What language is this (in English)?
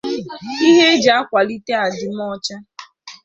Igbo